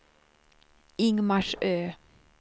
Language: Swedish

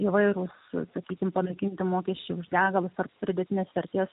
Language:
Lithuanian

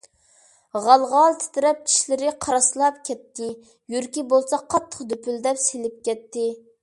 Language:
Uyghur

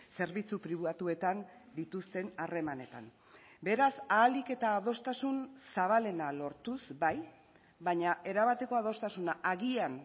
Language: Basque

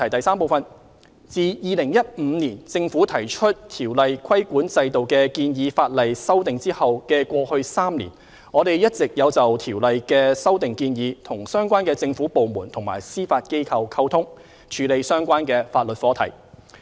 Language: Cantonese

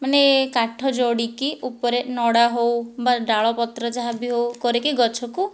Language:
Odia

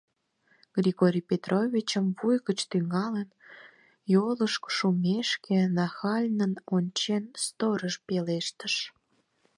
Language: Mari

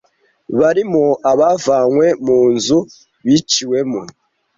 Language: Kinyarwanda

